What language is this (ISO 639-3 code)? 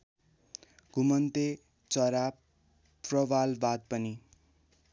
nep